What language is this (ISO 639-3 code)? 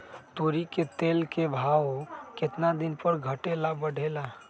mag